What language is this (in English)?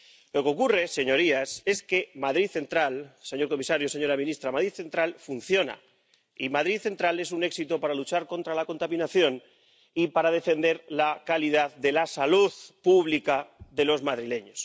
Spanish